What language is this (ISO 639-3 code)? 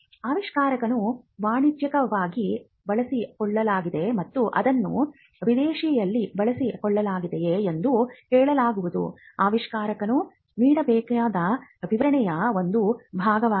kan